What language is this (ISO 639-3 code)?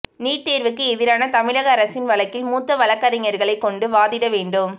tam